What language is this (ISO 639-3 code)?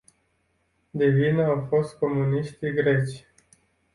ron